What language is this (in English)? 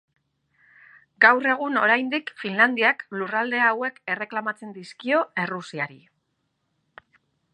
Basque